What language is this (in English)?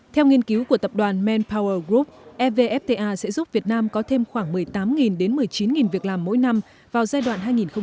Vietnamese